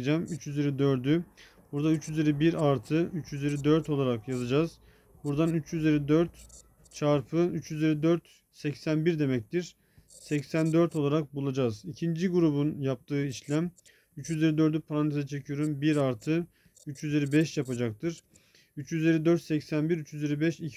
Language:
Turkish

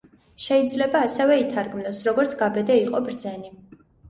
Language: Georgian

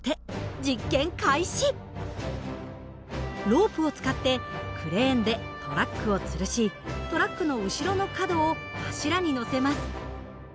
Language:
Japanese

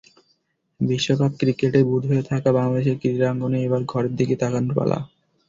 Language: Bangla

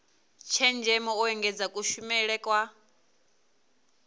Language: Venda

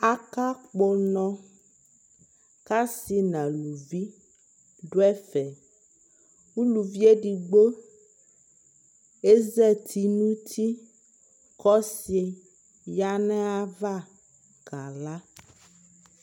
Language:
Ikposo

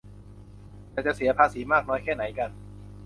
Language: Thai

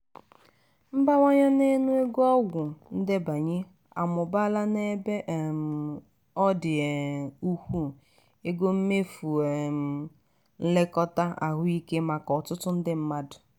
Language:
Igbo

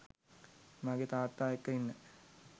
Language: Sinhala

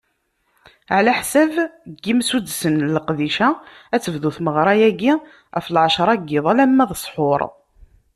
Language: Kabyle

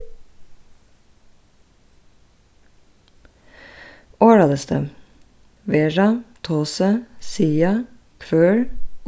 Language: Faroese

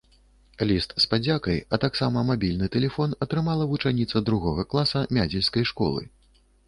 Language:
Belarusian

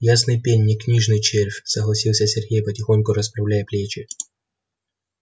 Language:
Russian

